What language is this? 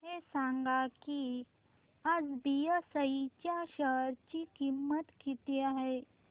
Marathi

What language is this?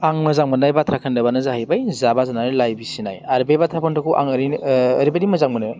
Bodo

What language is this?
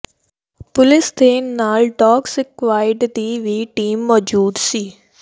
Punjabi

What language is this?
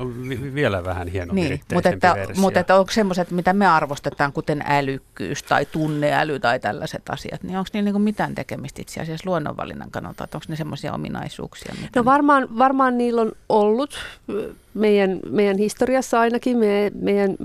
Finnish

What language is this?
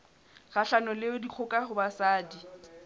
Southern Sotho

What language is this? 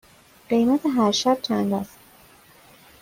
Persian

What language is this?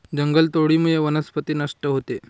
Marathi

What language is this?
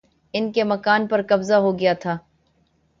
Urdu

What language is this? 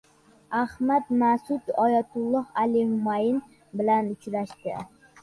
Uzbek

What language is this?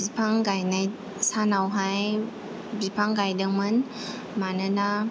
Bodo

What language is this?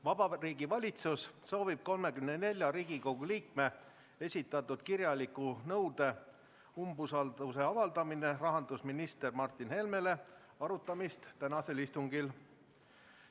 Estonian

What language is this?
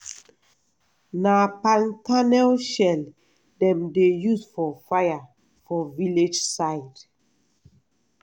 Nigerian Pidgin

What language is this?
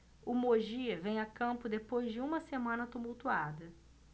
Portuguese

